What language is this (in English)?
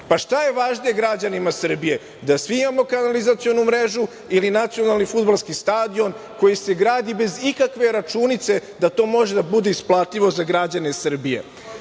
Serbian